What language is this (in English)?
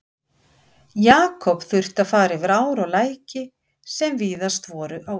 Icelandic